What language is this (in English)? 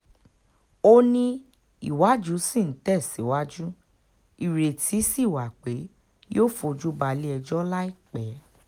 Yoruba